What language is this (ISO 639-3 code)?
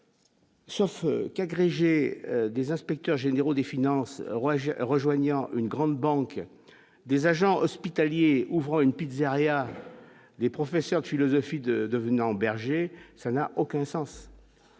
fra